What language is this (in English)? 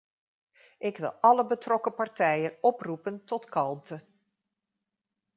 Dutch